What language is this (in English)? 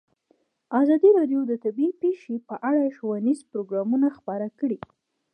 Pashto